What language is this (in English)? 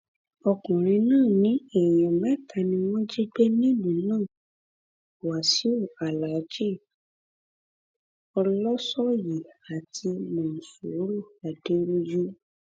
Yoruba